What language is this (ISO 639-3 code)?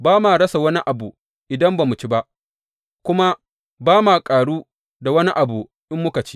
hau